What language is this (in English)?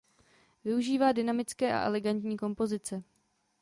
Czech